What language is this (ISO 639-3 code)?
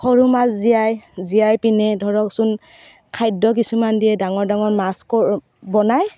asm